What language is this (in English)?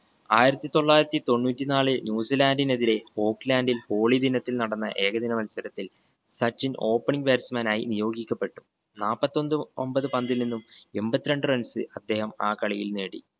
Malayalam